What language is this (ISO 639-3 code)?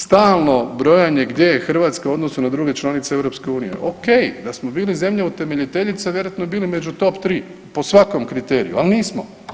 hrv